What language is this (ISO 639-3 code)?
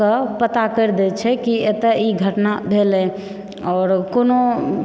mai